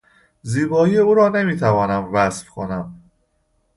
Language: Persian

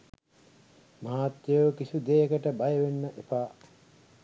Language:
Sinhala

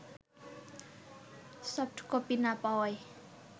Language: Bangla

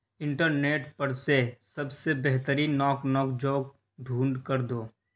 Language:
Urdu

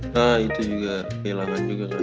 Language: Indonesian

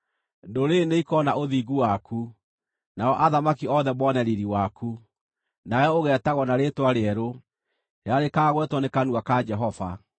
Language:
Kikuyu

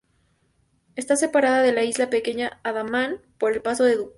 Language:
Spanish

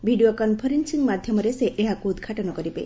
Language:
Odia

